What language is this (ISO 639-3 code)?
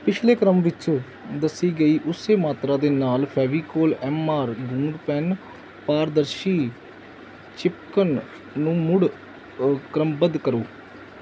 pan